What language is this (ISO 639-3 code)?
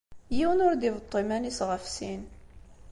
kab